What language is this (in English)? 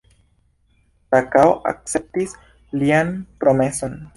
Esperanto